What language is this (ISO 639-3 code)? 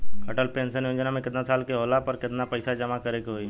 bho